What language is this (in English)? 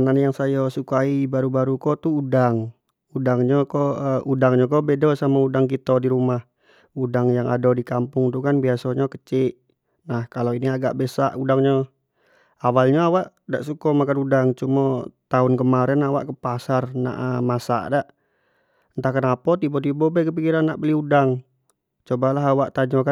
Jambi Malay